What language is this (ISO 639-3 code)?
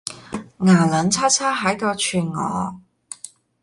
yue